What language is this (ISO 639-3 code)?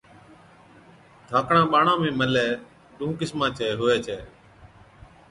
odk